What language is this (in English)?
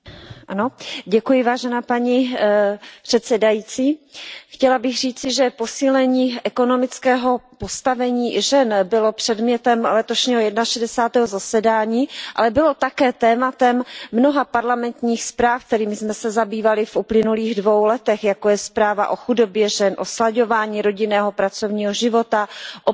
Czech